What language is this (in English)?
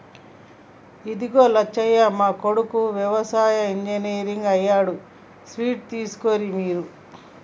Telugu